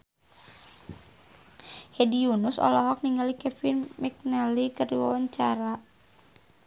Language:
Sundanese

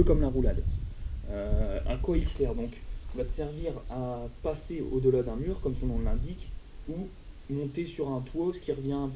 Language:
French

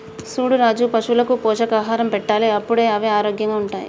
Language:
Telugu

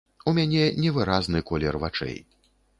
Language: Belarusian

